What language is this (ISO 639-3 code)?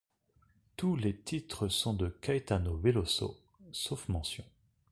fra